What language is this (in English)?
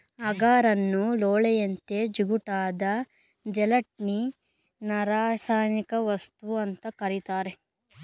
Kannada